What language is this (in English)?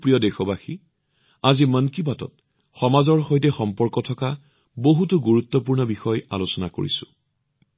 Assamese